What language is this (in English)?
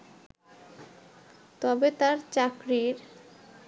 Bangla